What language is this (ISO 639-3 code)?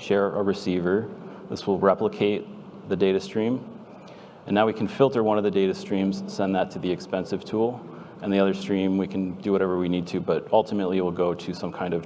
eng